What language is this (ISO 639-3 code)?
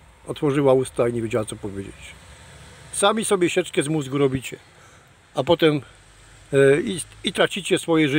pol